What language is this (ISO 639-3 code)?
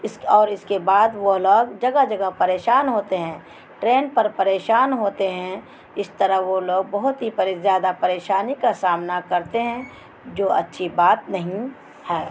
urd